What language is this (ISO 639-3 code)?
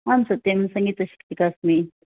san